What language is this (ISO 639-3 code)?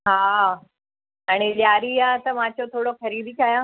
snd